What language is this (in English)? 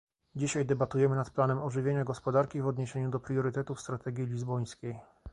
Polish